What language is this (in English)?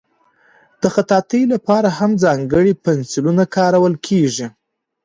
Pashto